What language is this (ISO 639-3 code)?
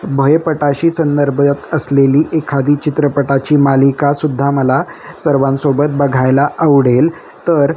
mar